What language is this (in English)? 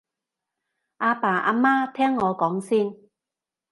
Cantonese